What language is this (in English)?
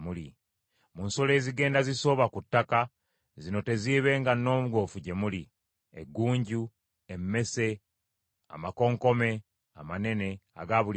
Ganda